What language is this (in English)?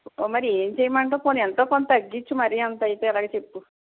Telugu